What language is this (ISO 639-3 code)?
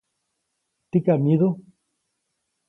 zoc